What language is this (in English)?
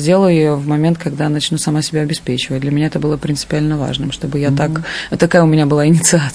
Russian